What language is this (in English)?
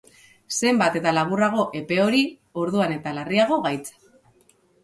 Basque